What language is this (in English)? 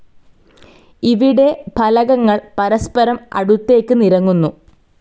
Malayalam